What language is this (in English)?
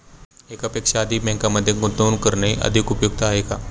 Marathi